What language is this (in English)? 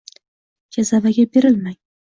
Uzbek